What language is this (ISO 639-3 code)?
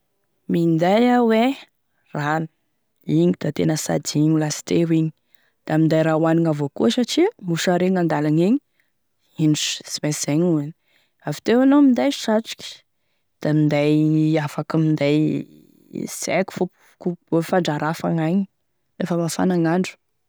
tkg